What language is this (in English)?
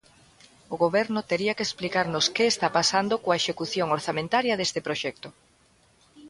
Galician